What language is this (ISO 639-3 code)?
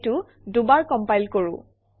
asm